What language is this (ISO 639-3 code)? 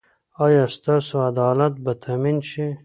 pus